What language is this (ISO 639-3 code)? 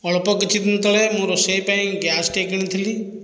ori